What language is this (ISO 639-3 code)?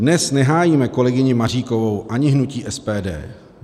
ces